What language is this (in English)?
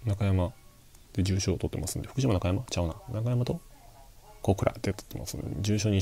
Japanese